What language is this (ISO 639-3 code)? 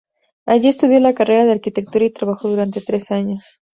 spa